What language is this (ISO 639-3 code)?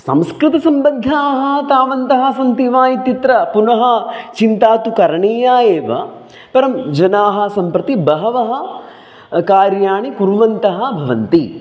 san